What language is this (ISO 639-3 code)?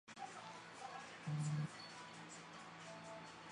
zho